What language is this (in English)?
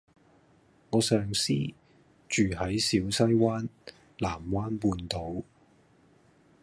Cantonese